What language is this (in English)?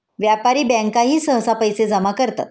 Marathi